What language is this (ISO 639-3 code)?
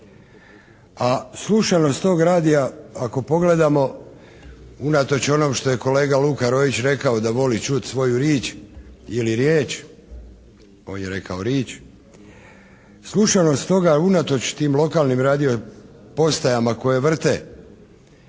hrv